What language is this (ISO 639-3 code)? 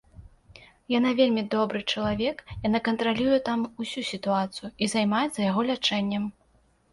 bel